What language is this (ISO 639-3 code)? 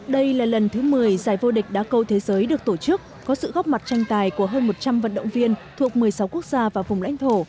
vie